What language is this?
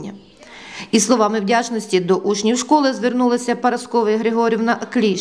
Ukrainian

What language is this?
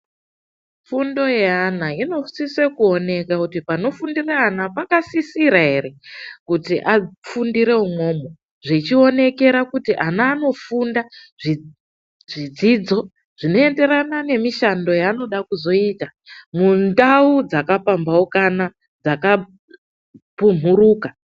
Ndau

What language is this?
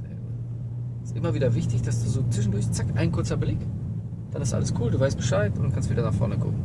German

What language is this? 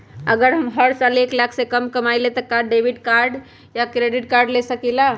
Magahi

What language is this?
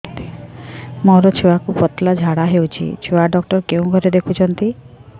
Odia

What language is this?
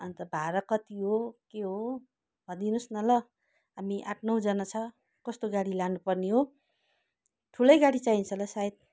Nepali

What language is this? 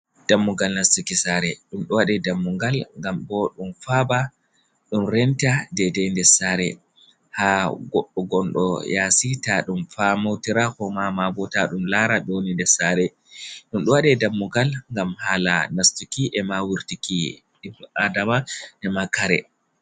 Fula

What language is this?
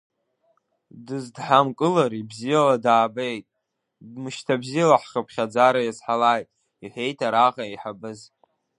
Abkhazian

